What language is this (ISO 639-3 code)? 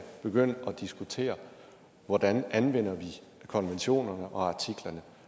dan